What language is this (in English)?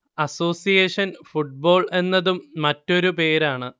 Malayalam